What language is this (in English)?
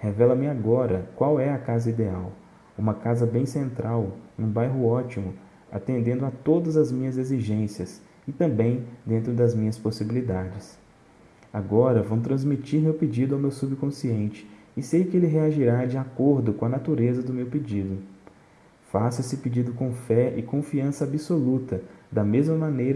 Portuguese